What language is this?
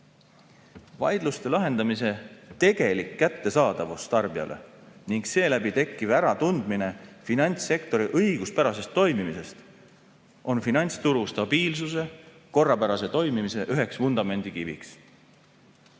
Estonian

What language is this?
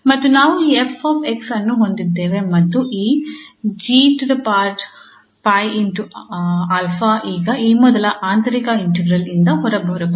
Kannada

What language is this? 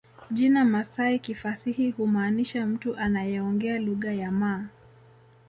Swahili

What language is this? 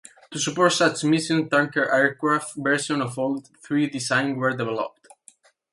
English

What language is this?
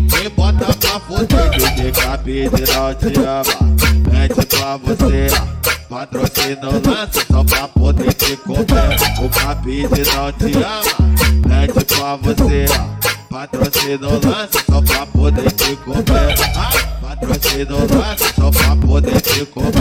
Portuguese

